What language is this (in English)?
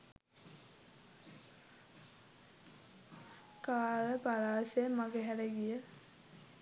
Sinhala